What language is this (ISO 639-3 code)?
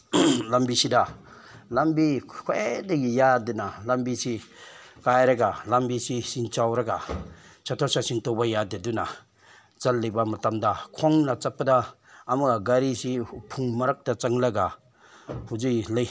mni